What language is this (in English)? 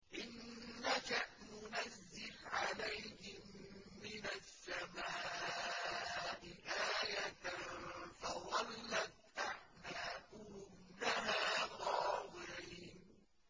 Arabic